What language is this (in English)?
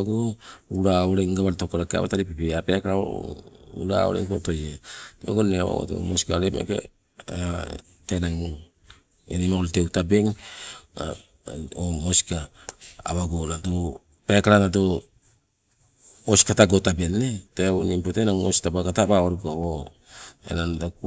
Sibe